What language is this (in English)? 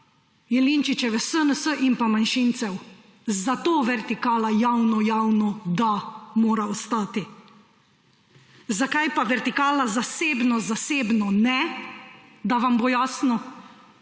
Slovenian